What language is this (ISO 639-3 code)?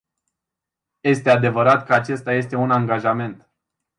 ron